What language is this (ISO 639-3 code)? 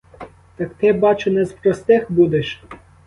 ukr